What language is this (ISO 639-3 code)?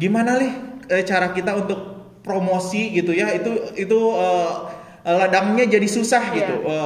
ind